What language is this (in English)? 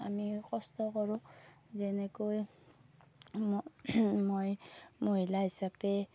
Assamese